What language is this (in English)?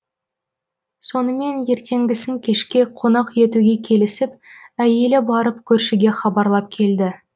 Kazakh